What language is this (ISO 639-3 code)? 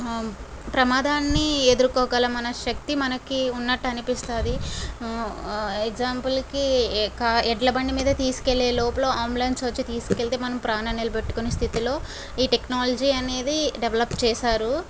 tel